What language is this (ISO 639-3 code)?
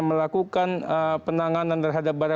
ind